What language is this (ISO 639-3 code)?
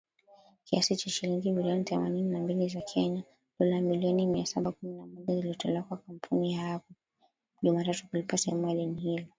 swa